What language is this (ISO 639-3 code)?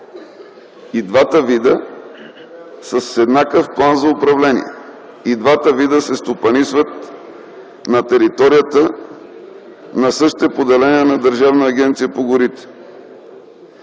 bul